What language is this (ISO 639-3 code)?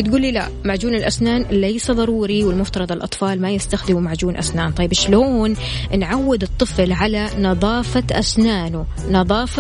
ara